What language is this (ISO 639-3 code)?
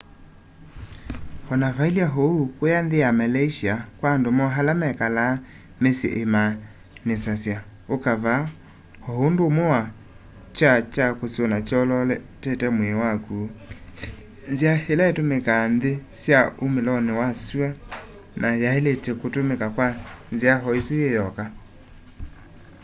kam